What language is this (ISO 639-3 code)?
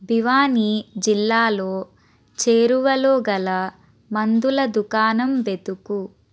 tel